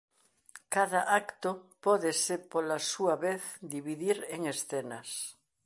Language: Galician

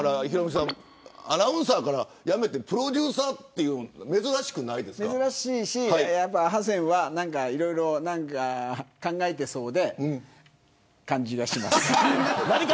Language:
Japanese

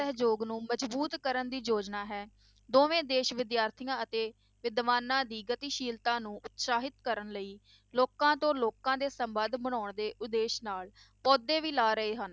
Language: Punjabi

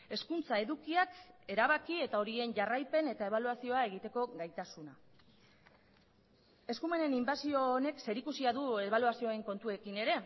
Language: Basque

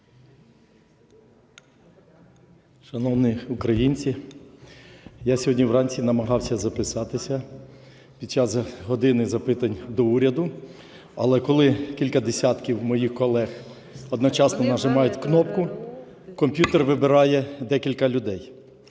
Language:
Ukrainian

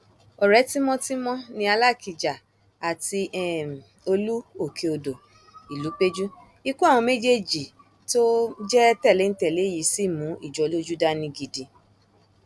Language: Yoruba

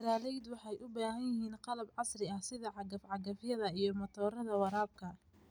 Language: Somali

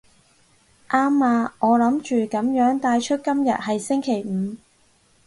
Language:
Cantonese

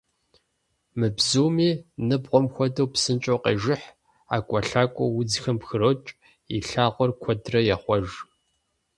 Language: Kabardian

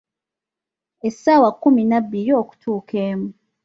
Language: Ganda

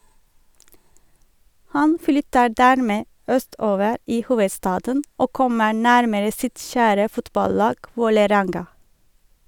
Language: Norwegian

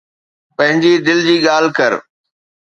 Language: Sindhi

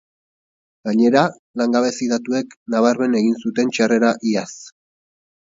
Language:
Basque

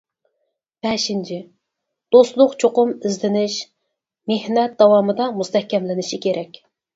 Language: Uyghur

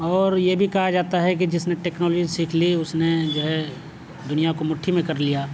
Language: Urdu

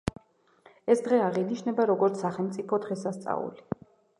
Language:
Georgian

